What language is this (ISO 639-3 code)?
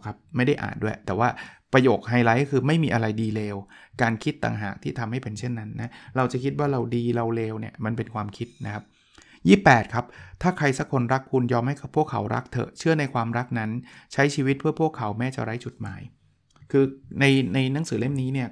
tha